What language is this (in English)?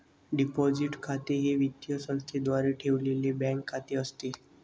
Marathi